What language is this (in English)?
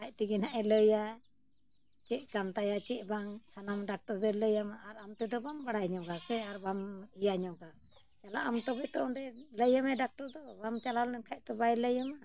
Santali